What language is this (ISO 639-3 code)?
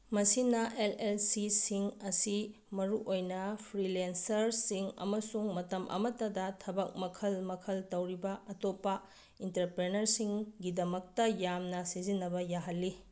mni